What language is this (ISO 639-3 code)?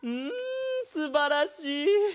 jpn